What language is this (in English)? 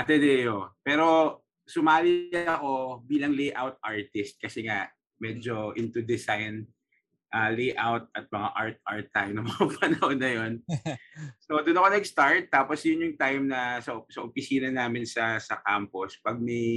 Filipino